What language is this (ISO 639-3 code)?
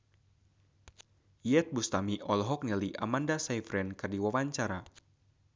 sun